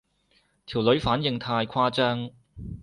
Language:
Cantonese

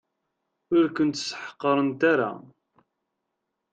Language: Kabyle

